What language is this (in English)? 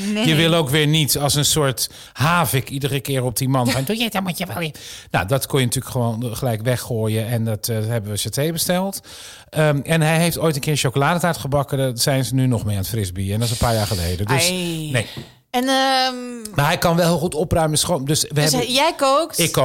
Dutch